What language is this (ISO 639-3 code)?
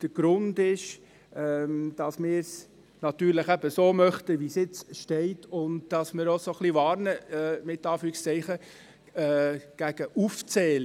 gsw